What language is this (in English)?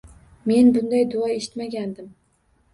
Uzbek